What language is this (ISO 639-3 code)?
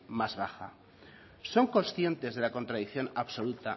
spa